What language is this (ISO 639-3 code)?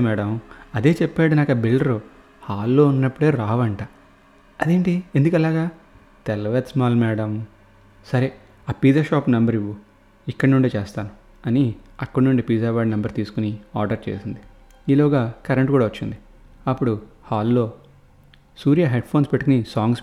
tel